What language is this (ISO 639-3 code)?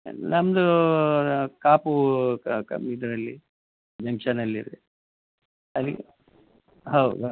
kan